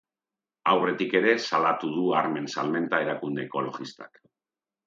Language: Basque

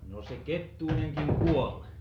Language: Finnish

